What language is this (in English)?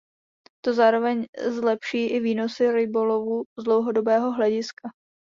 Czech